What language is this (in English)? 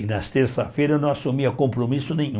Portuguese